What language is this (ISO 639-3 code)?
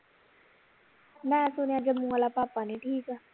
pan